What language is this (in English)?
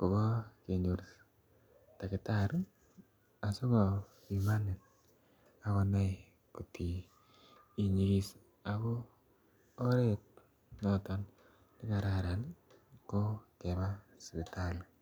Kalenjin